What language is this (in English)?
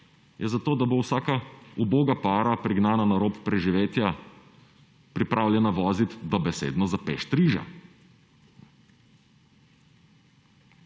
Slovenian